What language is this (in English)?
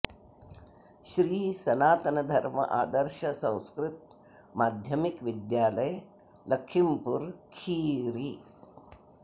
Sanskrit